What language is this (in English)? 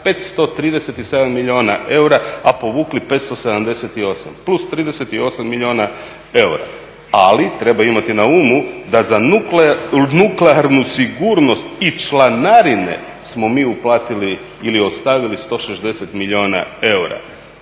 Croatian